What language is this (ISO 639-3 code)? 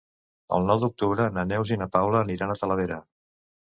cat